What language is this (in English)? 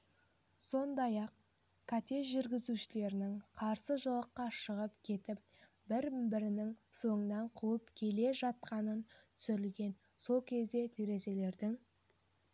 Kazakh